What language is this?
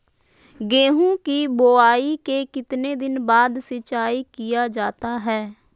Magahi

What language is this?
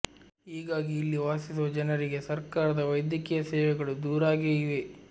Kannada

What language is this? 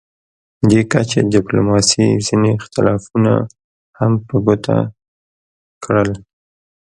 Pashto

